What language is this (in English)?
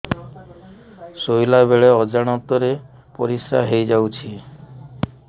Odia